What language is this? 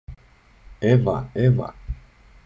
Greek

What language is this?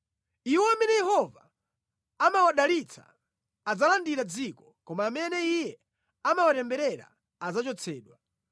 Nyanja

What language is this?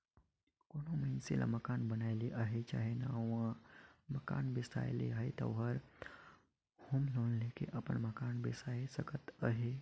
Chhattisgarhi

